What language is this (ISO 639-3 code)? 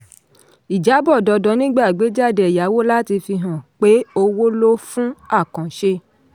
yor